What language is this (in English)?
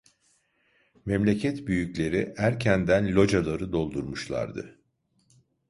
Turkish